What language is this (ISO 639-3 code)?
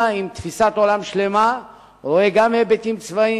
heb